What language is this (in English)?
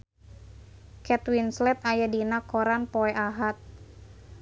Sundanese